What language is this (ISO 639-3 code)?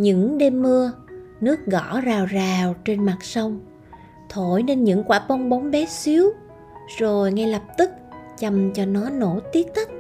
vie